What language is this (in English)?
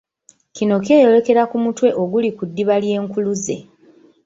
Ganda